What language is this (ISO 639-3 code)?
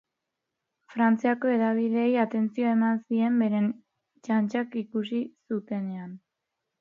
eus